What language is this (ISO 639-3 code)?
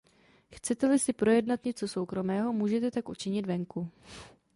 ces